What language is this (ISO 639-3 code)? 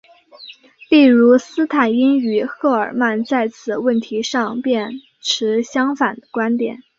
zho